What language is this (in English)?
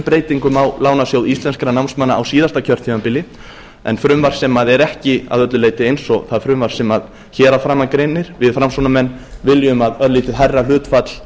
Icelandic